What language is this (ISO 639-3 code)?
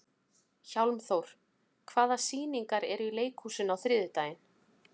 isl